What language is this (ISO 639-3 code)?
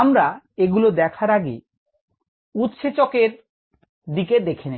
ben